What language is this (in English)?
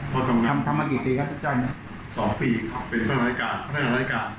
Thai